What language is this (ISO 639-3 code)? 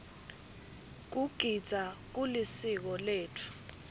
ssw